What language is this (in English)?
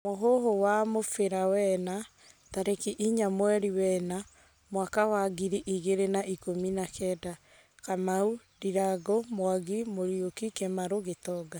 Kikuyu